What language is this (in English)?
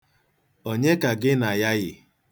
Igbo